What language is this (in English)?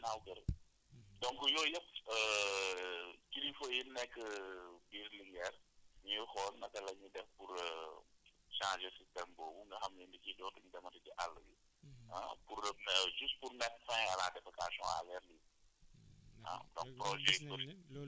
Wolof